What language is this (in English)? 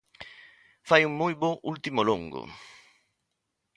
Galician